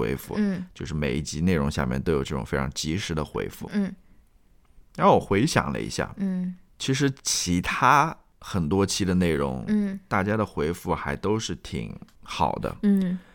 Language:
Chinese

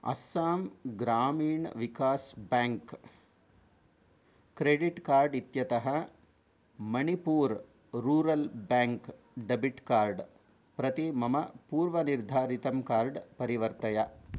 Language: Sanskrit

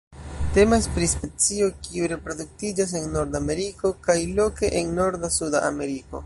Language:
Esperanto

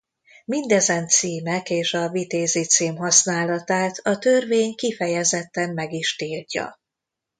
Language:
Hungarian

